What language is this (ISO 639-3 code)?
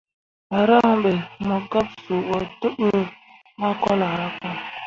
mua